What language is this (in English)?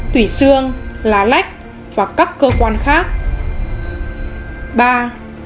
Vietnamese